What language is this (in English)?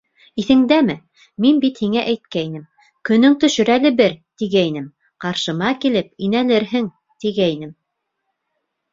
Bashkir